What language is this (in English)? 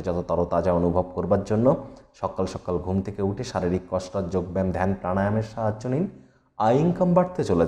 Hindi